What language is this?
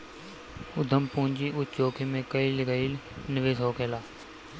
Bhojpuri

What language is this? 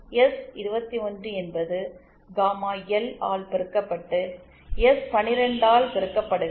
Tamil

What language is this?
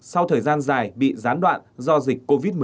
Vietnamese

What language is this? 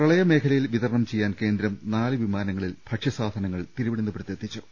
Malayalam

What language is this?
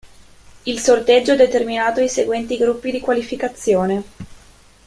Italian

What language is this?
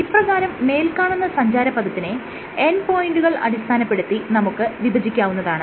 Malayalam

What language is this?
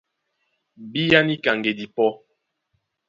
Duala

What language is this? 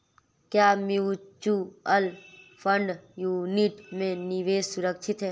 Hindi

